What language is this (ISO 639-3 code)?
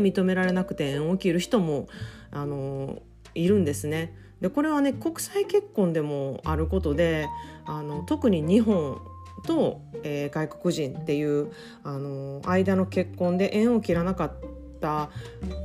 jpn